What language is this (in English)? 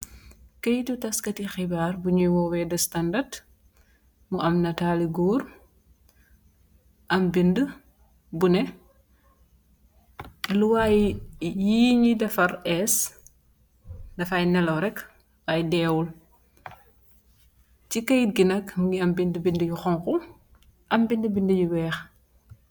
Wolof